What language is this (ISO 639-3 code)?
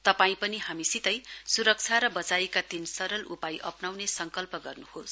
nep